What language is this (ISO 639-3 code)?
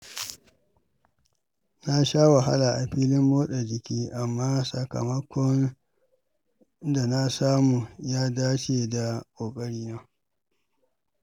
hau